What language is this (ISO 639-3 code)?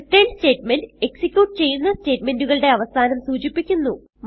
mal